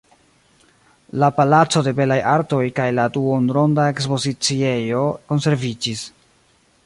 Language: Esperanto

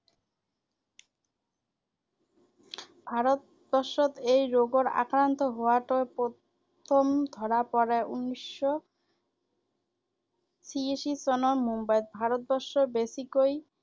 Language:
Assamese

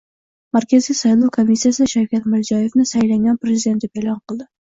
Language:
Uzbek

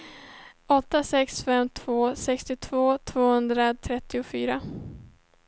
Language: Swedish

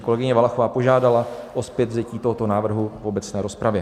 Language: Czech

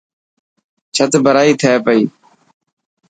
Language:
Dhatki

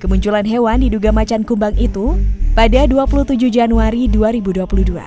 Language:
Indonesian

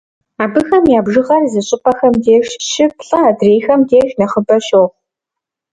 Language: Kabardian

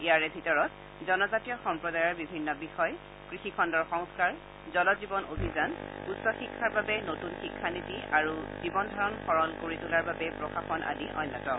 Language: Assamese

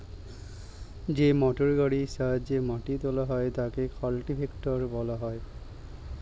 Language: Bangla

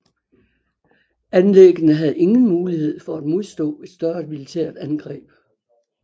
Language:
Danish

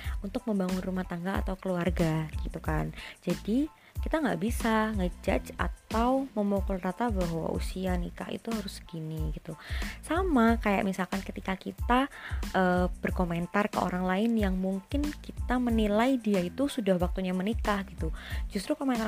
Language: Indonesian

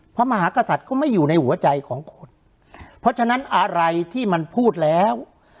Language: Thai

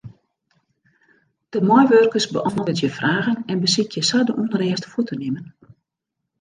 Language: Western Frisian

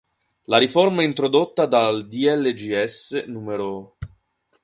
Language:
Italian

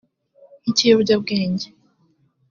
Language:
Kinyarwanda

